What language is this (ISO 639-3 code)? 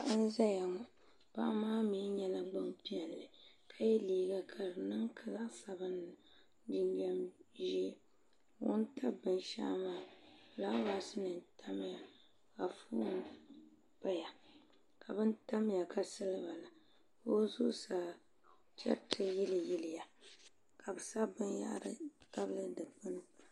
dag